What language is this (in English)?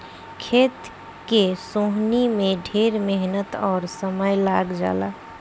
Bhojpuri